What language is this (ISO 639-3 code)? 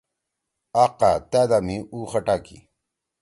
trw